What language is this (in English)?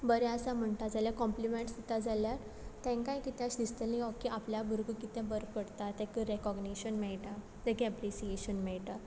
Konkani